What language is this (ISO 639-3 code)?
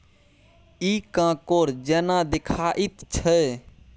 mai